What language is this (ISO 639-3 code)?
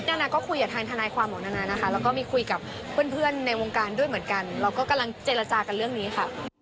tha